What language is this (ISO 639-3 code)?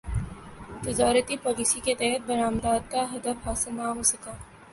urd